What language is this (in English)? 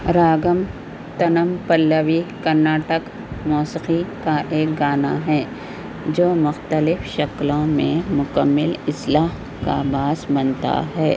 Urdu